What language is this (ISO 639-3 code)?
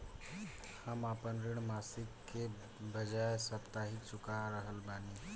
bho